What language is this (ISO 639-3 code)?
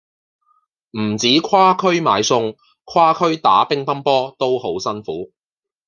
yue